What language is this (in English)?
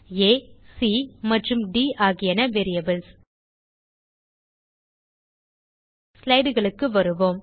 Tamil